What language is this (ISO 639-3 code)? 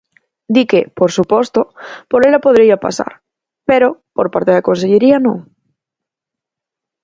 glg